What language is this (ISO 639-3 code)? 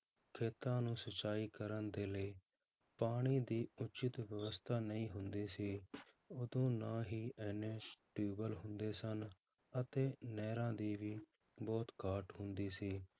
pan